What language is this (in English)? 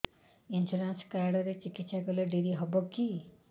Odia